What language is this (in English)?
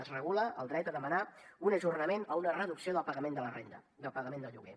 Catalan